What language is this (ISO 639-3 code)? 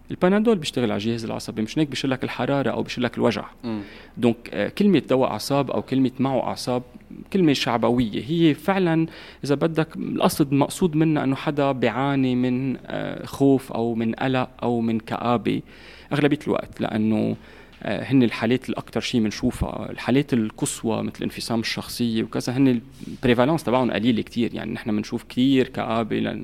ara